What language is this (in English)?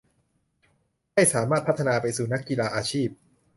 Thai